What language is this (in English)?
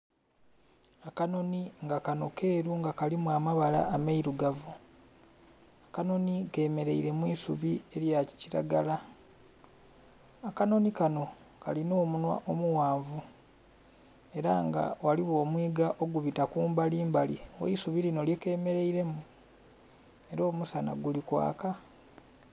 Soga